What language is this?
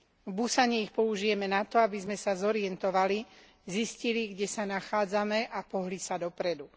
Slovak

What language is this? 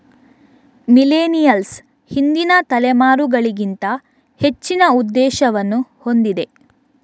Kannada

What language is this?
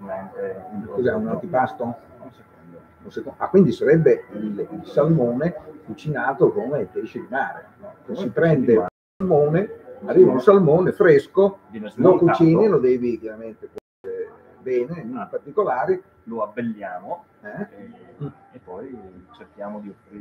Italian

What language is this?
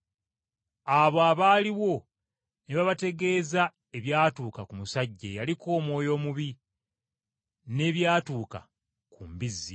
Ganda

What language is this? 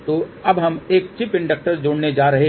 Hindi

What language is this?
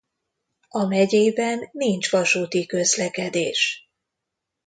Hungarian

